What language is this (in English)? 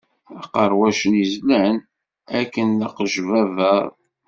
Kabyle